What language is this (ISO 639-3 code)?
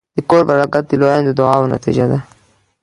pus